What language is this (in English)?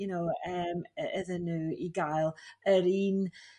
Welsh